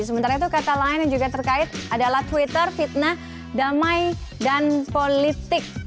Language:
Indonesian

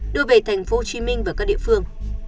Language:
Vietnamese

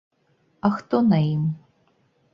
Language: Belarusian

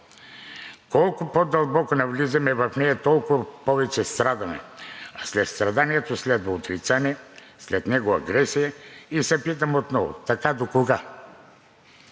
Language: Bulgarian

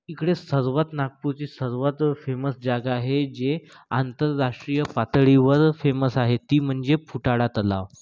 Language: Marathi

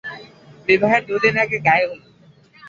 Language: Bangla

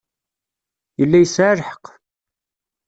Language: Kabyle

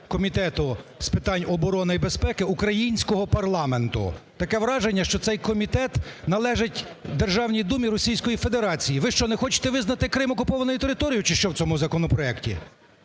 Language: Ukrainian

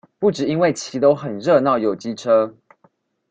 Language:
Chinese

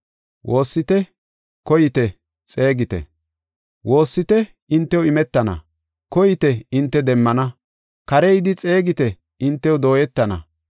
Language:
Gofa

